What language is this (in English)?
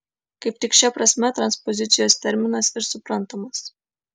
Lithuanian